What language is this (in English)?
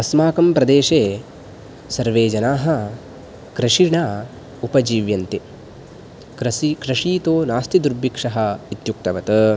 Sanskrit